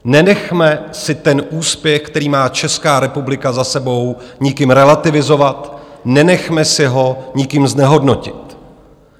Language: Czech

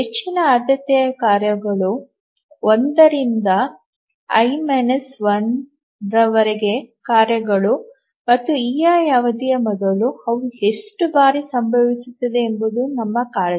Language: Kannada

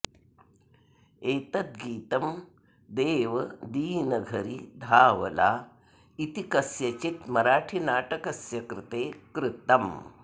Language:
Sanskrit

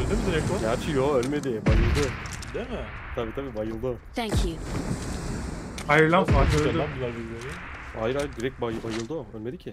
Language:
Turkish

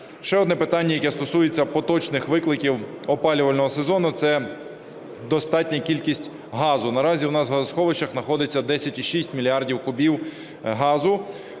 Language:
Ukrainian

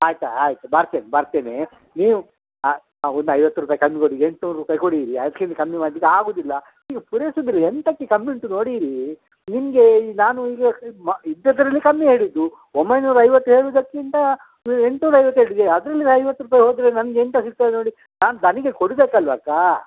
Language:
Kannada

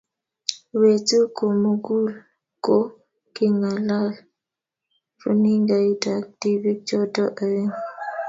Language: Kalenjin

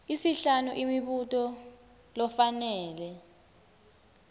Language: Swati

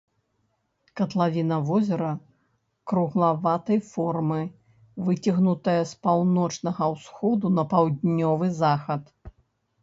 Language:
Belarusian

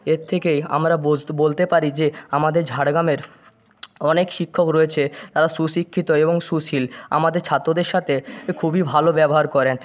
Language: Bangla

